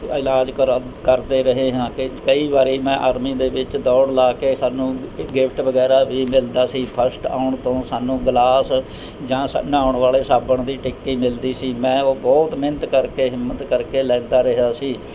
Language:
Punjabi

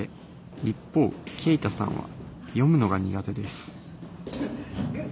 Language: Japanese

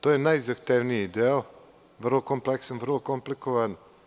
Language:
Serbian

